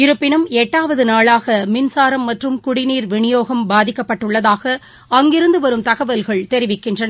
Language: Tamil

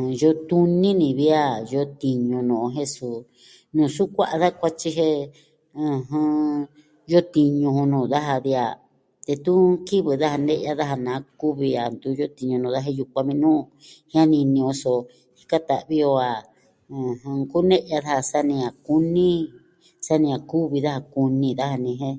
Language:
Southwestern Tlaxiaco Mixtec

